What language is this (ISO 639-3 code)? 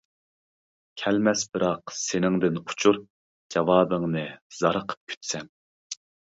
uig